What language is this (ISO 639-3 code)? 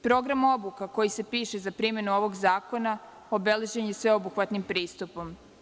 srp